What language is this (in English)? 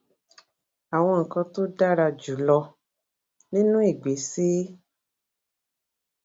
Yoruba